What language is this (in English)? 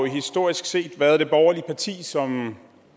Danish